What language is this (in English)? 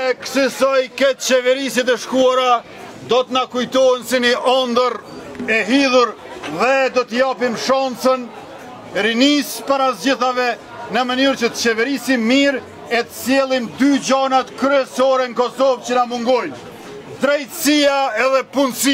Romanian